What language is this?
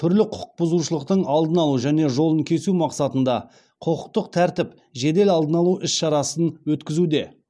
Kazakh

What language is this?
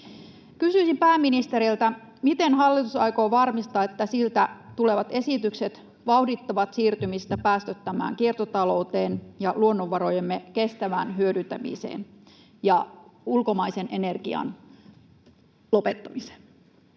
Finnish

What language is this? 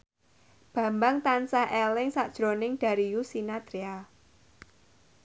Javanese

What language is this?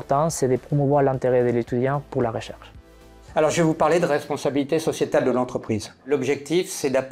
French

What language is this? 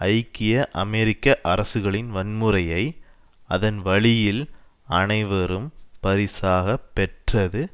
Tamil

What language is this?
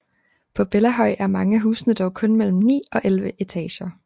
Danish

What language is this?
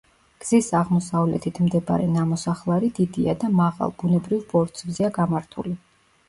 Georgian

